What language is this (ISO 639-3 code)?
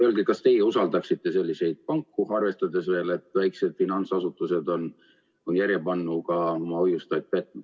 est